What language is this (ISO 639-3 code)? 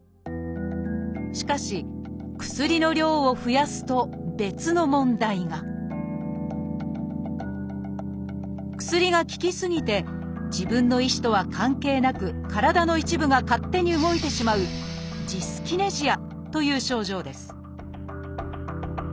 jpn